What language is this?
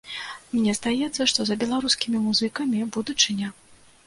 Belarusian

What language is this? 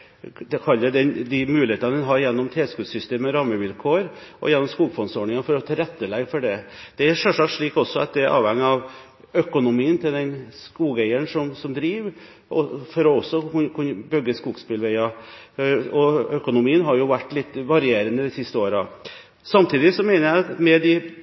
Norwegian Bokmål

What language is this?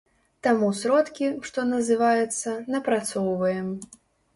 Belarusian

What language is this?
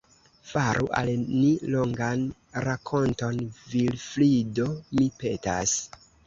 Esperanto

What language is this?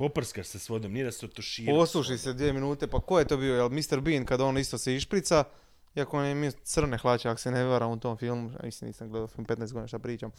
Croatian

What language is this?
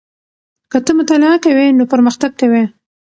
Pashto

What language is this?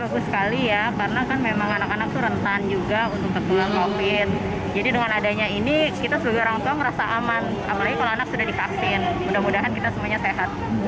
Indonesian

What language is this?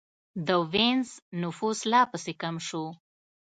Pashto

